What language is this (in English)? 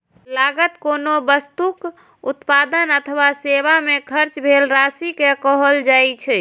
Maithili